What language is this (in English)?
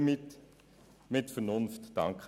Swiss German